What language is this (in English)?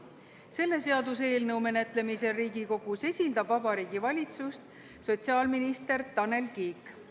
Estonian